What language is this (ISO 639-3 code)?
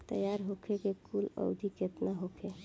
bho